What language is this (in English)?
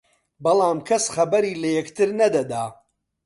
Central Kurdish